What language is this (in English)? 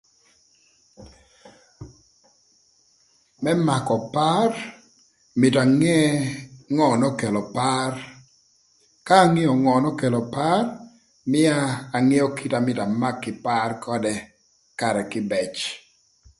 Thur